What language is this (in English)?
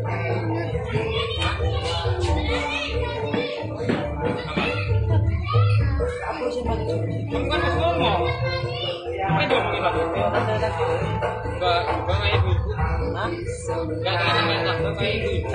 Indonesian